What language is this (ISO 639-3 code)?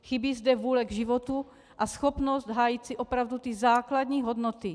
ces